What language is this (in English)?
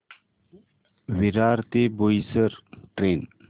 Marathi